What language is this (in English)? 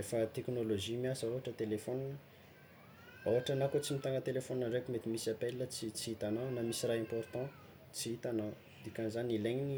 Tsimihety Malagasy